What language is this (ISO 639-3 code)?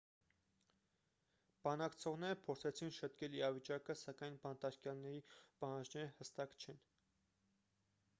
hye